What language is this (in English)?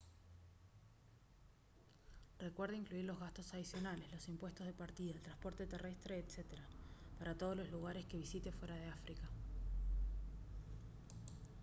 Spanish